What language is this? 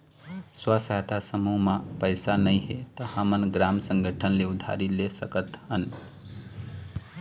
Chhattisgarhi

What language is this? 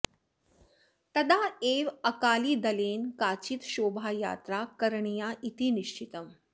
Sanskrit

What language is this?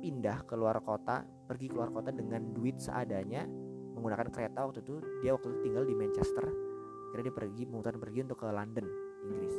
Indonesian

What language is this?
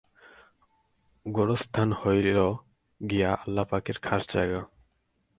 Bangla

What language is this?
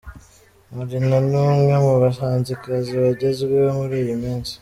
Kinyarwanda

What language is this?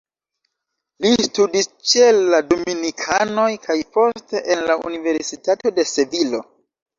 Esperanto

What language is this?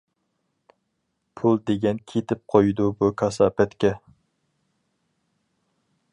Uyghur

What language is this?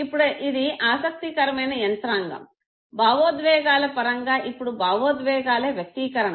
Telugu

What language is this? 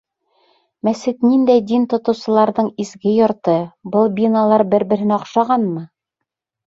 Bashkir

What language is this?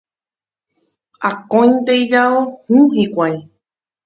Guarani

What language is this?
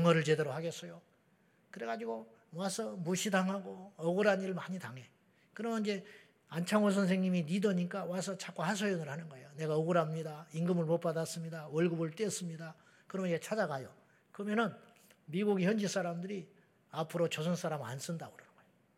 Korean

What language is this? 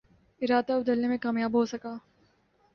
Urdu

